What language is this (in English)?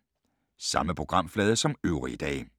Danish